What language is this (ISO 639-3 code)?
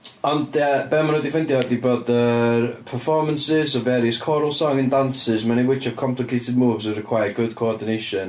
cym